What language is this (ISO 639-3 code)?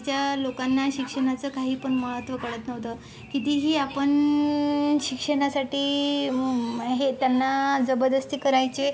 mar